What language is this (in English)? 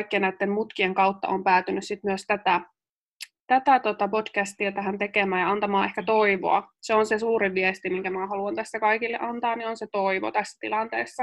Finnish